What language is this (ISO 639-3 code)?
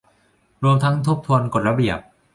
tha